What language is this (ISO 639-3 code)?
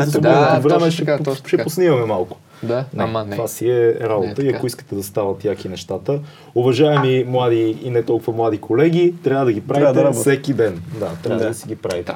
bul